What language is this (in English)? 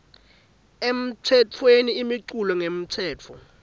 Swati